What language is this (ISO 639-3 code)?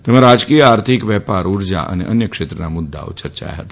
guj